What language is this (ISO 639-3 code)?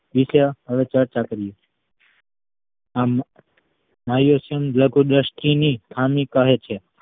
guj